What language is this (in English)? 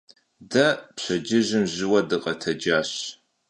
Kabardian